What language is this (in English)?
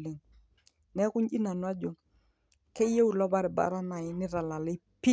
Masai